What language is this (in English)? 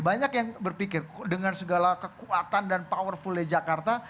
Indonesian